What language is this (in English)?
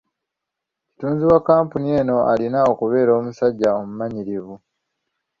Ganda